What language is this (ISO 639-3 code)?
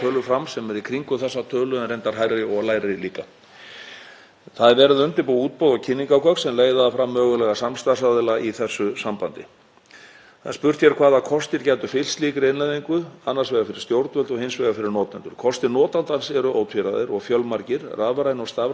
isl